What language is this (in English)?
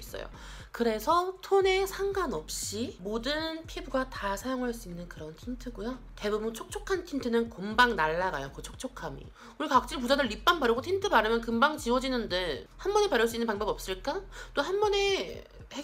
Korean